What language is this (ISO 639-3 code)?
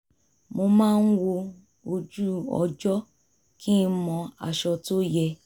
yor